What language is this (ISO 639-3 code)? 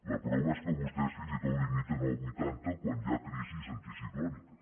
cat